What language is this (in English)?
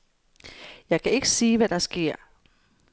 Danish